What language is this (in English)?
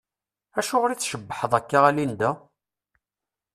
Kabyle